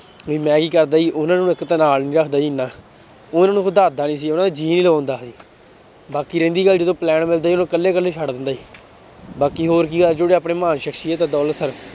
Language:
Punjabi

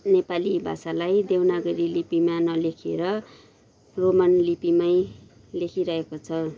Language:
Nepali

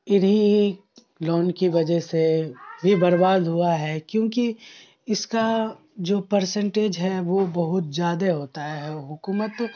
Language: Urdu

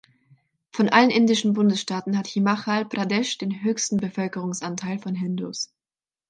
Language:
German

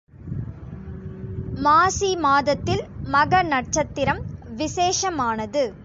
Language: Tamil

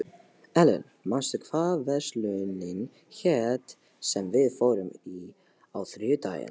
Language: Icelandic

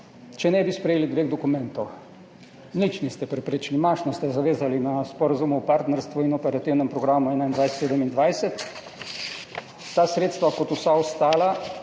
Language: Slovenian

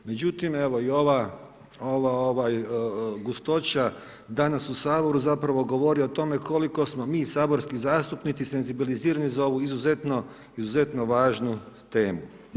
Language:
Croatian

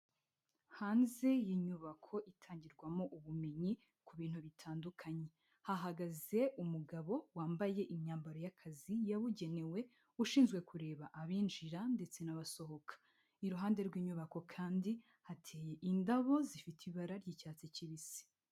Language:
Kinyarwanda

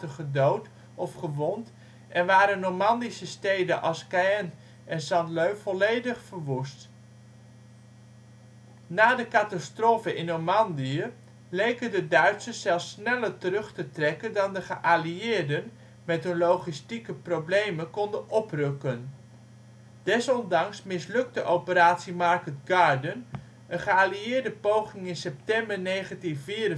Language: Dutch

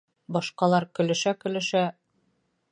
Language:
Bashkir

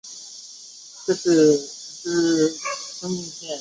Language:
Chinese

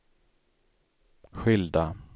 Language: Swedish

